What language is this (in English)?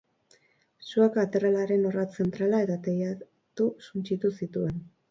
Basque